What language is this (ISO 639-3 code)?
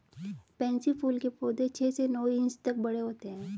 hin